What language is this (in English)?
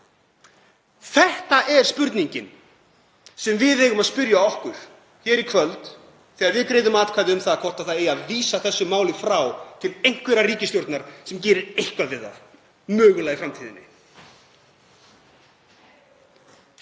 Icelandic